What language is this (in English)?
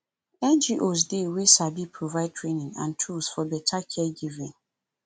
Nigerian Pidgin